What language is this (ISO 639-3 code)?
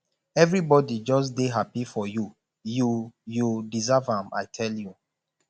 pcm